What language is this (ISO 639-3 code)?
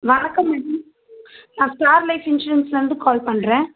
tam